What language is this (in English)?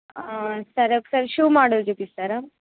Telugu